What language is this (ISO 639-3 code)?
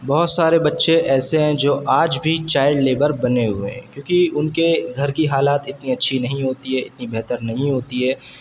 urd